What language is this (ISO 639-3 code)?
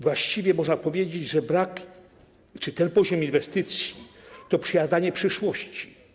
pol